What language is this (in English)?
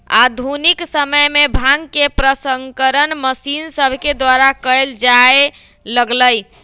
Magahi